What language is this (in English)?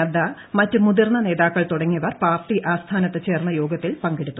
Malayalam